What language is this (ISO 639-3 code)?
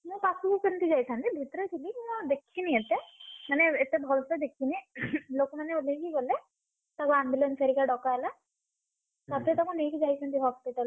ori